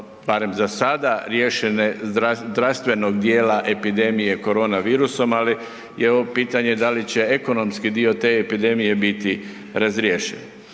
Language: Croatian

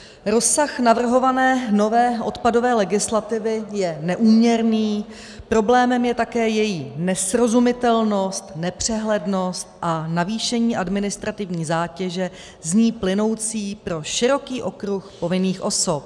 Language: Czech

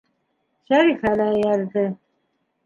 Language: Bashkir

